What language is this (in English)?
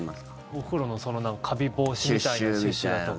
Japanese